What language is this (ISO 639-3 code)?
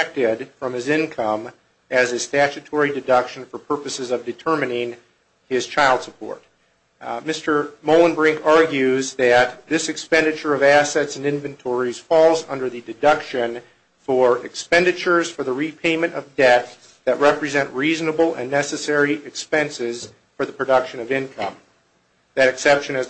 eng